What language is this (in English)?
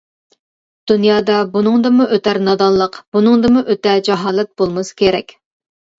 Uyghur